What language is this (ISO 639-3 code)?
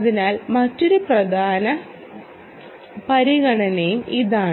mal